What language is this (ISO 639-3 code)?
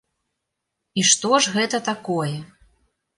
bel